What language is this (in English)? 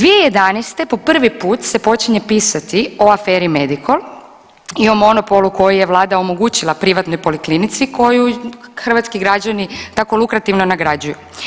Croatian